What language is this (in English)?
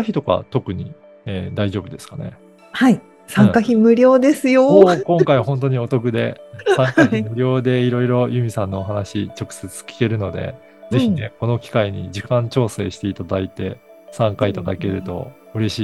Japanese